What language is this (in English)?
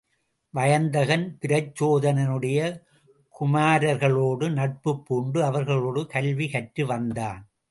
Tamil